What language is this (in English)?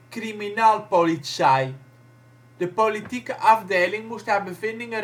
Dutch